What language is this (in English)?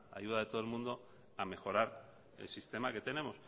Spanish